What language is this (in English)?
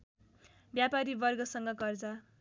Nepali